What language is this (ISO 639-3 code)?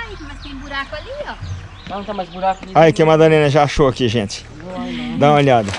por